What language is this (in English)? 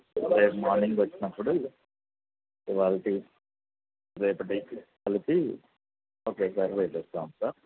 Telugu